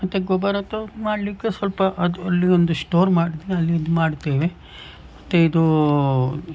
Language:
Kannada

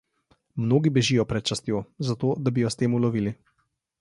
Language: Slovenian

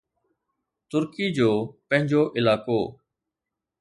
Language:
Sindhi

